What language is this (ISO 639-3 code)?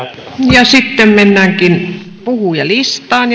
fin